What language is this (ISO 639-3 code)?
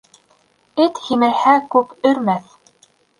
bak